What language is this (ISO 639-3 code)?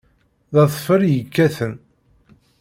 kab